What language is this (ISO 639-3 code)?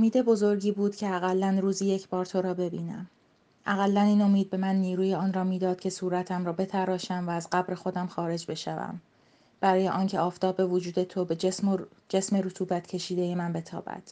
fas